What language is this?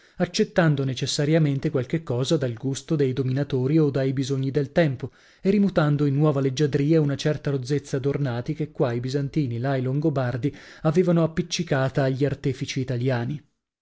Italian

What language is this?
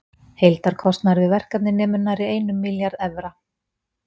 Icelandic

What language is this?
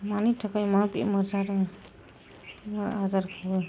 Bodo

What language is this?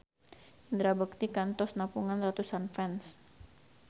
Sundanese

